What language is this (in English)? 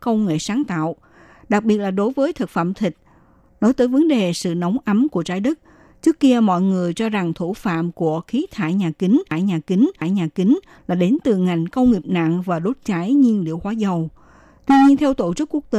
Vietnamese